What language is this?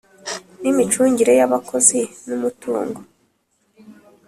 Kinyarwanda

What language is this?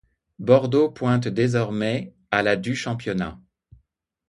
French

